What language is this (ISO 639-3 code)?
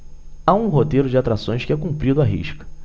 por